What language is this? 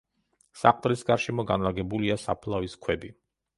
Georgian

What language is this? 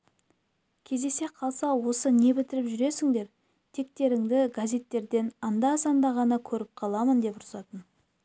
Kazakh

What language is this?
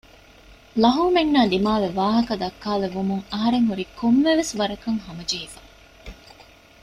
Divehi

